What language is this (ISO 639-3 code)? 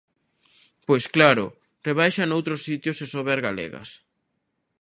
glg